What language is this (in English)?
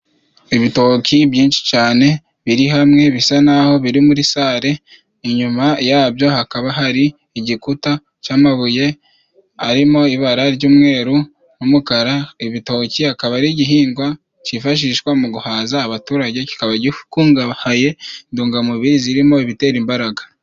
Kinyarwanda